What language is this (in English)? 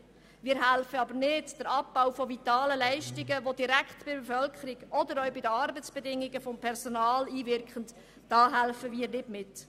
Swiss German